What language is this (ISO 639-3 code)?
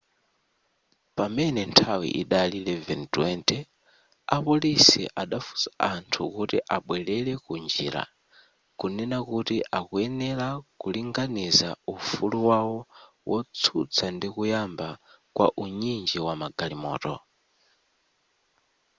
nya